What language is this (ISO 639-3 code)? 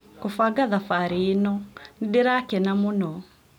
kik